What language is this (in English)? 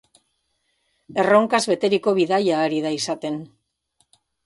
Basque